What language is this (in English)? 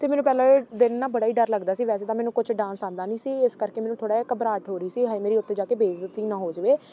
Punjabi